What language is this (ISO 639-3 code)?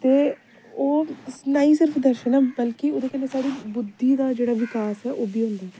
doi